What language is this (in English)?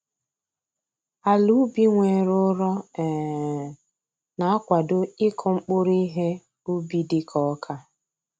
Igbo